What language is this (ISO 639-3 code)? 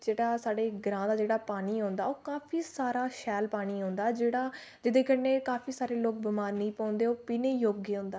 doi